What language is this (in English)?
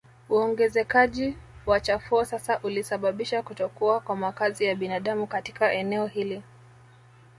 Swahili